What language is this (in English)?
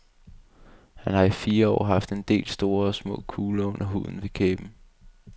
Danish